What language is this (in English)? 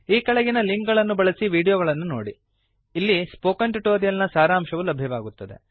Kannada